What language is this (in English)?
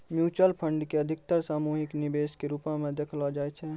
Maithili